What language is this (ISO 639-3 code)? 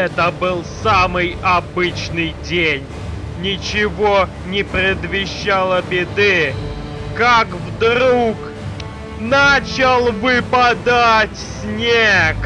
rus